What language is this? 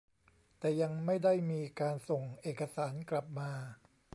Thai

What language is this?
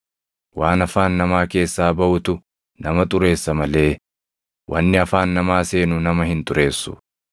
Oromo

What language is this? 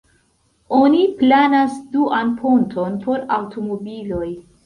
Esperanto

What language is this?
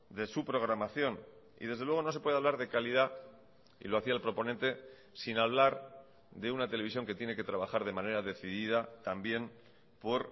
Spanish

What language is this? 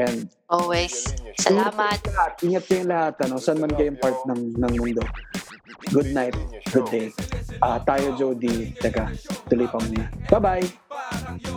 Filipino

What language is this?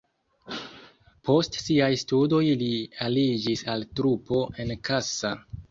Esperanto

